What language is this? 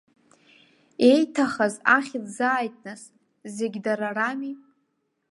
Abkhazian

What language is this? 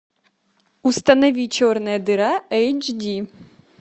Russian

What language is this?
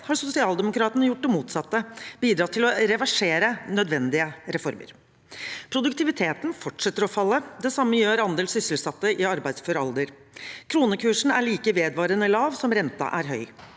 Norwegian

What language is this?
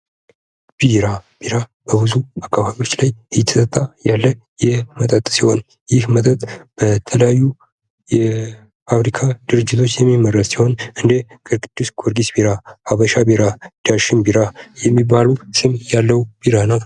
Amharic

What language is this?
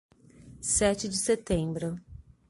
Portuguese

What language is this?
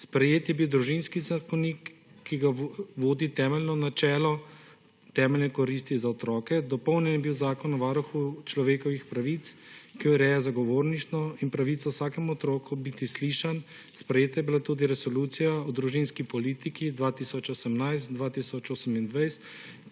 Slovenian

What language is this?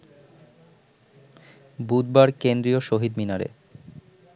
Bangla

